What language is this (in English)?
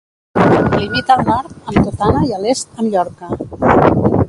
Catalan